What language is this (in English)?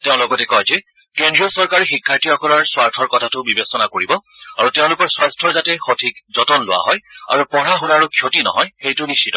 Assamese